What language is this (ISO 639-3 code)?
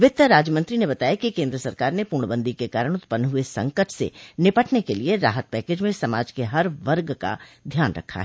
hin